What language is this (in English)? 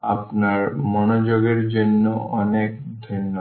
Bangla